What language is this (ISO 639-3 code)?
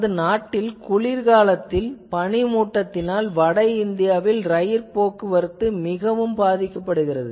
tam